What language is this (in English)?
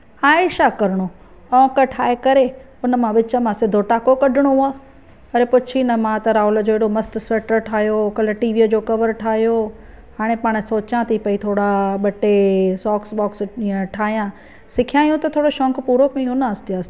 Sindhi